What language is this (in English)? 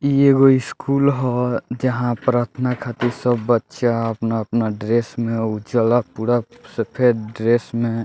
Bhojpuri